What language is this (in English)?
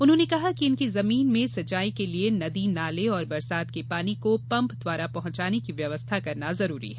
Hindi